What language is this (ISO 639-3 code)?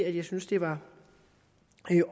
dan